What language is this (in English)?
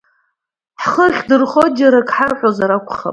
Abkhazian